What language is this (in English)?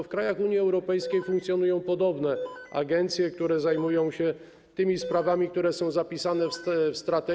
Polish